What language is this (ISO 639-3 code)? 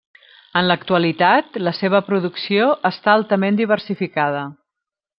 cat